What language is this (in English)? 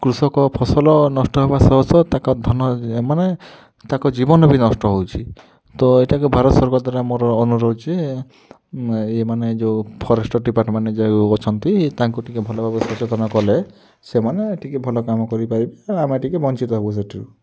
Odia